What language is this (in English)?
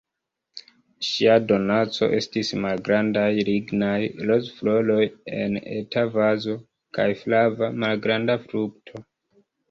Esperanto